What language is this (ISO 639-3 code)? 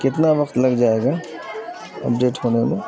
urd